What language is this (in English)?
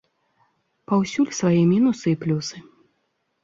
Belarusian